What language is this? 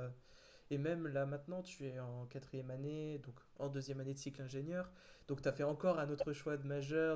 French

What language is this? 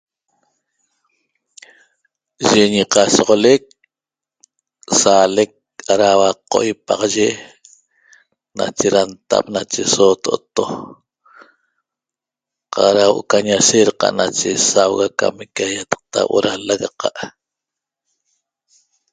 Toba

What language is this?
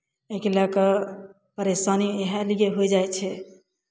Maithili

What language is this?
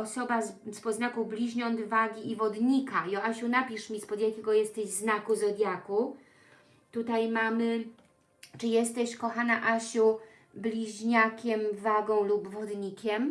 Polish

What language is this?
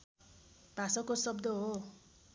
Nepali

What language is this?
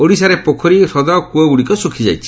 Odia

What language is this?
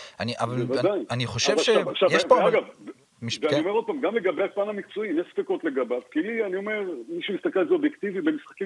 Hebrew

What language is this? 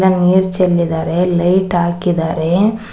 Kannada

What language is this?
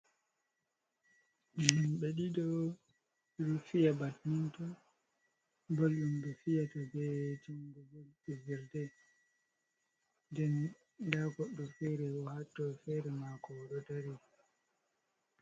Fula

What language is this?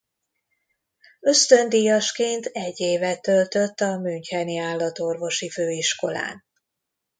Hungarian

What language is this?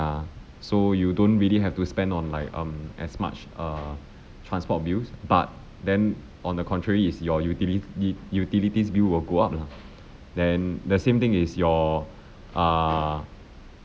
English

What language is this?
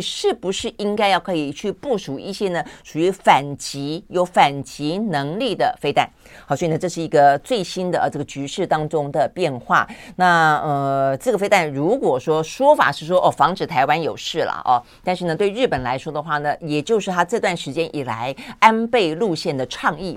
Chinese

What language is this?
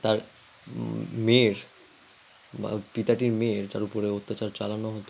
Bangla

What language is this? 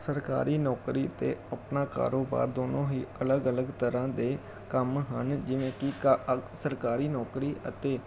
Punjabi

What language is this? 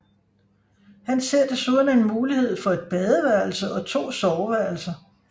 Danish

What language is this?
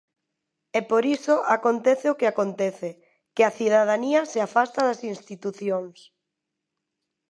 Galician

